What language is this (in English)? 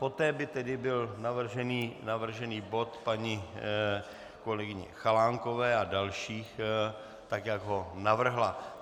Czech